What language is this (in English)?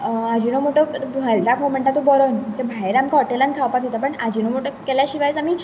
Konkani